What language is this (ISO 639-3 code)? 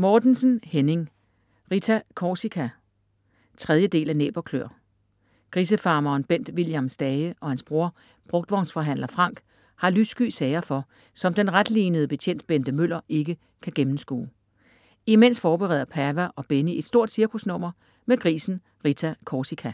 dan